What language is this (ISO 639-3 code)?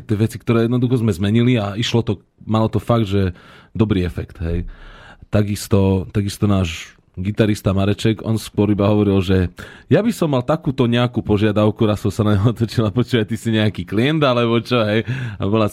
slk